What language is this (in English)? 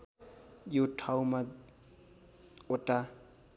Nepali